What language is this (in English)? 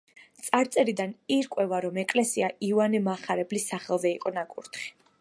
Georgian